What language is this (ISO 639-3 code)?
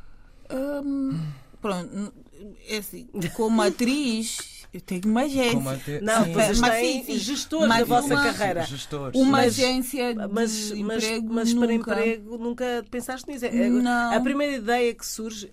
por